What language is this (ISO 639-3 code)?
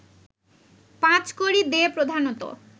ben